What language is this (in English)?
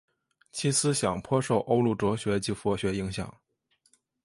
Chinese